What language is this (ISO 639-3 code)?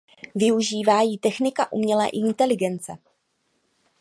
ces